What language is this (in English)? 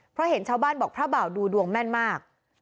Thai